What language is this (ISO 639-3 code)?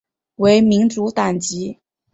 zho